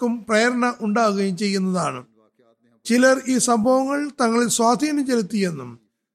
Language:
Malayalam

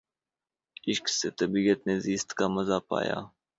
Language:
Urdu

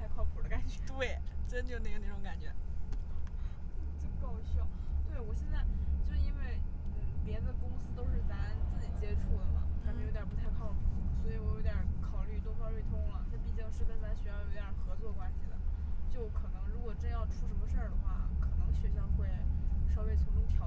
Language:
Chinese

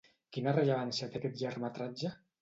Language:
Catalan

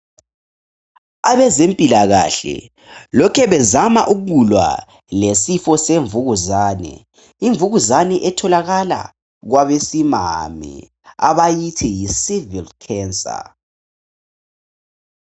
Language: North Ndebele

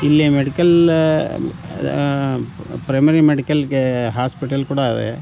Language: Kannada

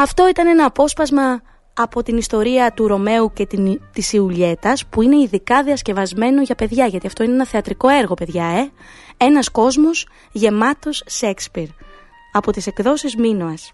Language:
Greek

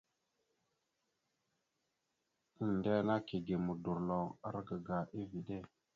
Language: Mada (Cameroon)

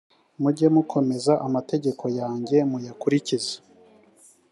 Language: Kinyarwanda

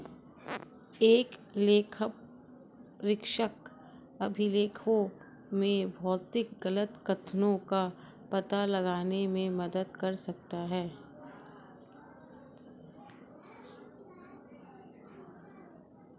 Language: Hindi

